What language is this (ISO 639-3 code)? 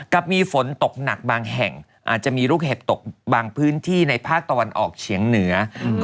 tha